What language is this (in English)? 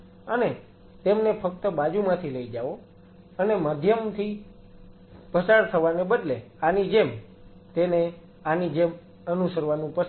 Gujarati